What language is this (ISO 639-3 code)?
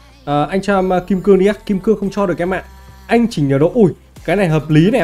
vie